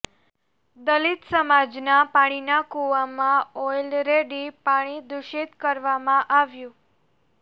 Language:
Gujarati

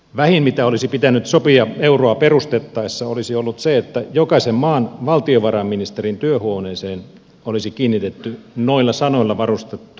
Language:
Finnish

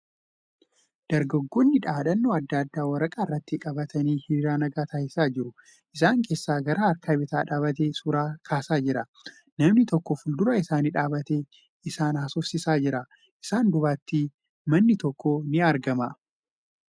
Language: Oromo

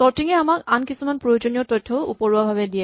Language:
Assamese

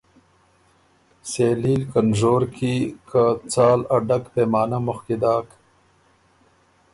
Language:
Ormuri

